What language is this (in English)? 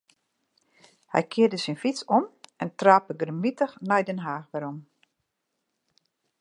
Western Frisian